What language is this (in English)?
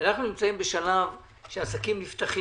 Hebrew